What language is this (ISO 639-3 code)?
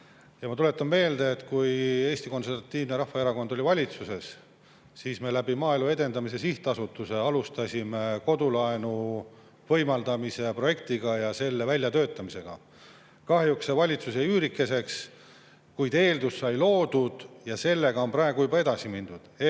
est